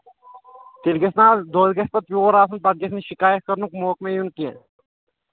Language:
Kashmiri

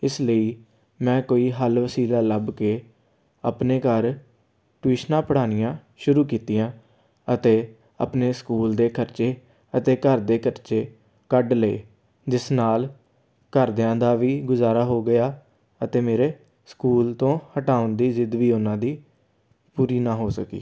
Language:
Punjabi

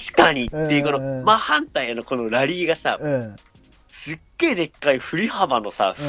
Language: Japanese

